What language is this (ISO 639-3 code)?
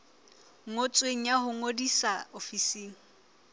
sot